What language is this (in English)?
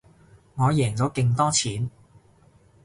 Cantonese